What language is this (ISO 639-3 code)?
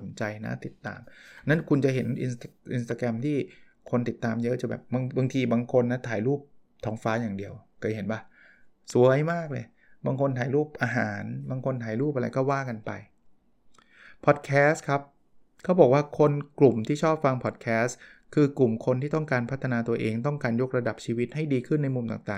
tha